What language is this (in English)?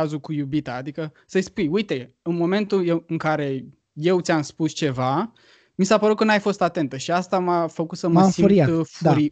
Romanian